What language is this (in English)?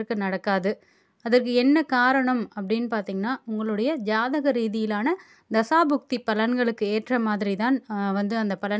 Spanish